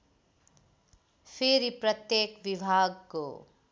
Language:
Nepali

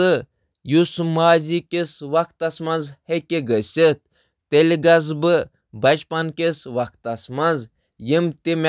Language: Kashmiri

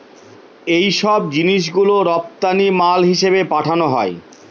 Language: Bangla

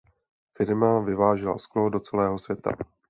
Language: Czech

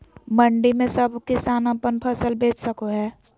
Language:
Magahi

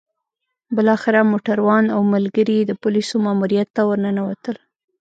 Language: Pashto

